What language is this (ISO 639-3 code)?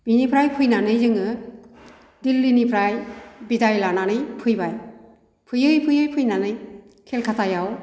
brx